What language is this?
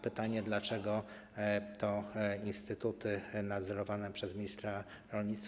Polish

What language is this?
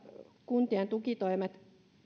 Finnish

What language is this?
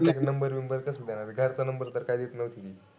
Marathi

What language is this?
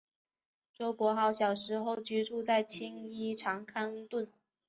Chinese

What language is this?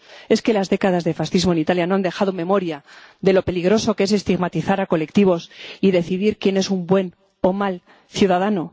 Spanish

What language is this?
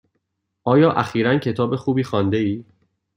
Persian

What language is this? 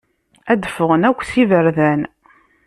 Kabyle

